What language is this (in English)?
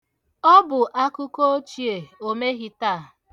Igbo